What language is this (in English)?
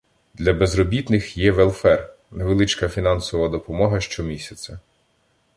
Ukrainian